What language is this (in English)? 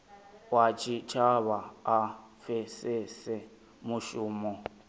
Venda